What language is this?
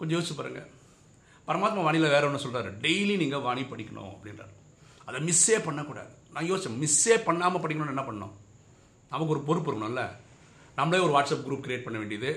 Tamil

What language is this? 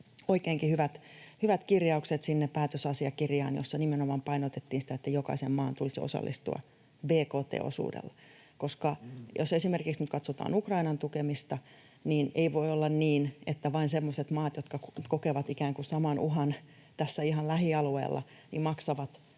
Finnish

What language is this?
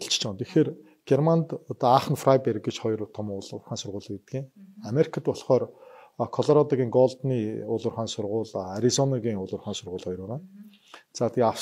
Korean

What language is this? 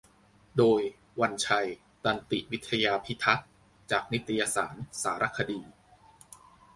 Thai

